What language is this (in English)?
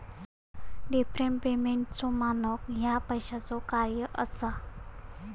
Marathi